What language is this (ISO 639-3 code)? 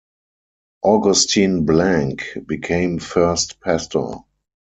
eng